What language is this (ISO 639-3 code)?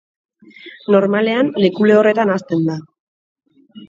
eus